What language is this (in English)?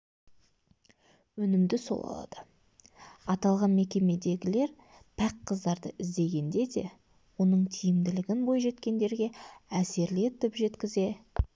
Kazakh